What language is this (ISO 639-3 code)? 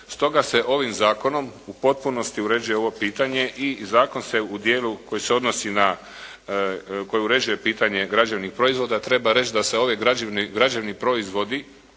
hrv